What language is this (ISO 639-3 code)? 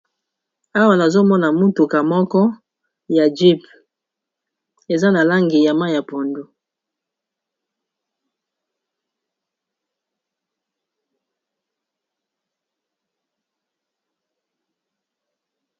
lin